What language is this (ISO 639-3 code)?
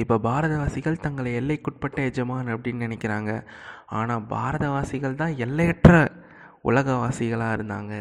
tam